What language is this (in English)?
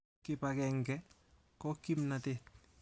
Kalenjin